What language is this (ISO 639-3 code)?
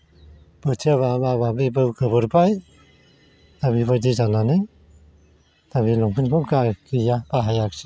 brx